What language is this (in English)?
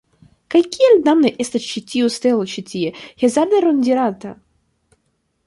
Esperanto